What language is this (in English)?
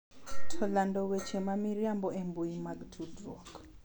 Luo (Kenya and Tanzania)